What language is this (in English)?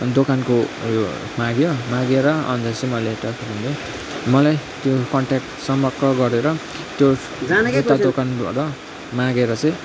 Nepali